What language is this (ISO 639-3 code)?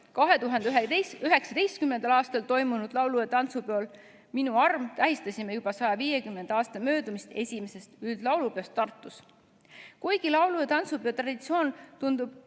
est